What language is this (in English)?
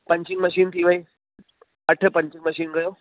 Sindhi